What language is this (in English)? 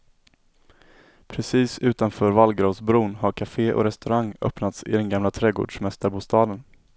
Swedish